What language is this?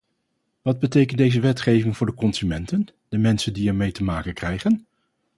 Dutch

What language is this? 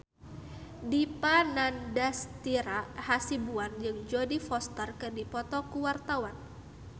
Sundanese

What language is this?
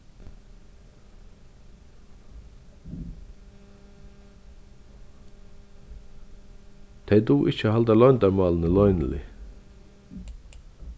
Faroese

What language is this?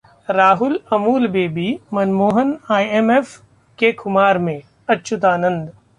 Hindi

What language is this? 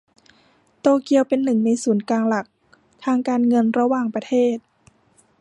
Thai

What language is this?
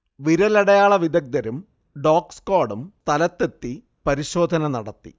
Malayalam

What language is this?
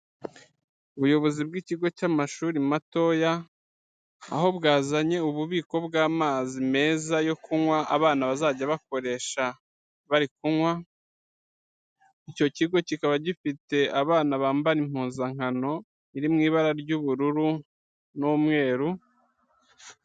Kinyarwanda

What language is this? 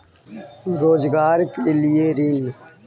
Magahi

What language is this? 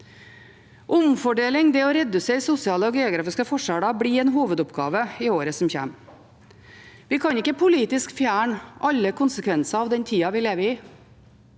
Norwegian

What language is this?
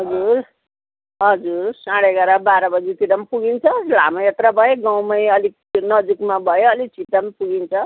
Nepali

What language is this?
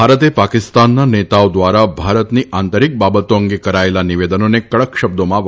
Gujarati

